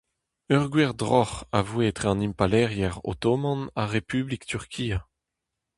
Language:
Breton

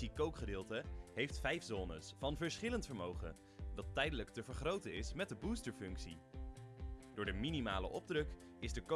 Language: Dutch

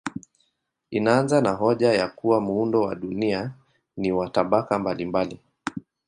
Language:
Swahili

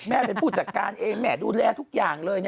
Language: Thai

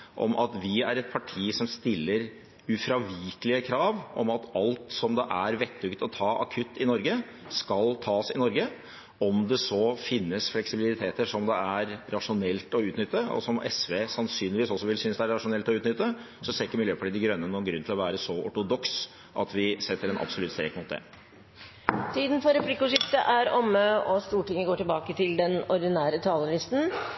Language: Norwegian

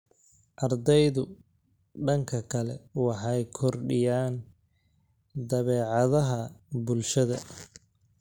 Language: Somali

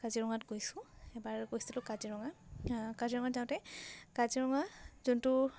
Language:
Assamese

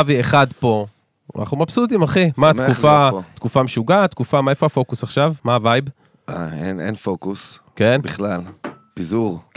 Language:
Hebrew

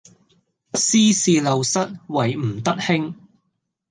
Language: Cantonese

